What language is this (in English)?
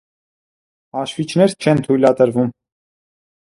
Armenian